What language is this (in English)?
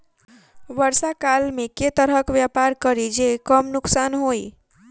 Maithili